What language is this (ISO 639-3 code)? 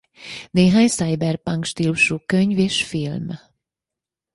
hun